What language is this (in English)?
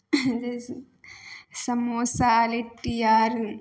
Maithili